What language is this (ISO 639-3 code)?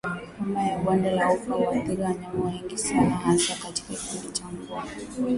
swa